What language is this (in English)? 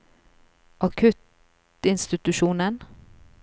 Norwegian